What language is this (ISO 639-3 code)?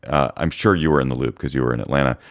eng